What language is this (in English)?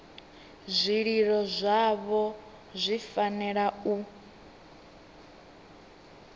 Venda